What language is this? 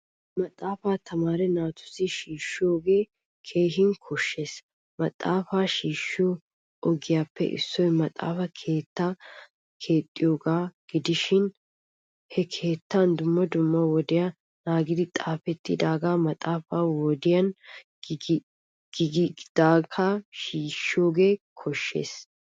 Wolaytta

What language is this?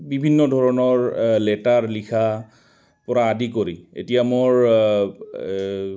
Assamese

